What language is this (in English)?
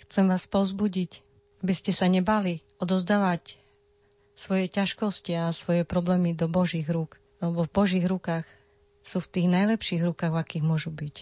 Slovak